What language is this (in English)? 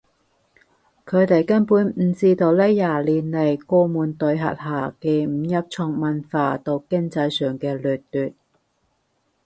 Cantonese